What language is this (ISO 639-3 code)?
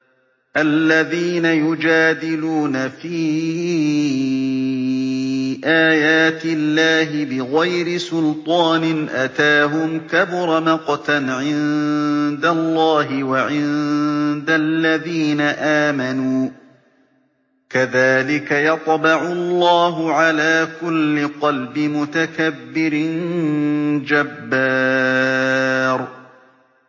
ara